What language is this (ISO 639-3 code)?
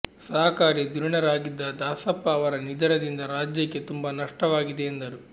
kan